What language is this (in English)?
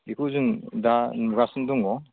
Bodo